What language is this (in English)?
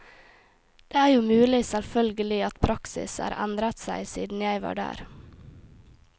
Norwegian